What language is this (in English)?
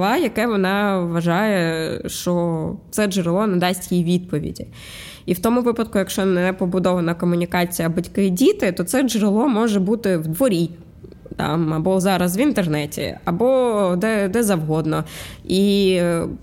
Ukrainian